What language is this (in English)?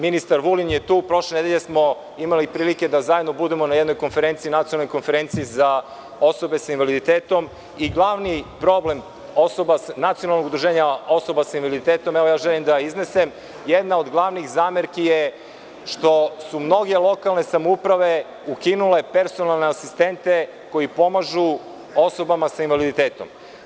Serbian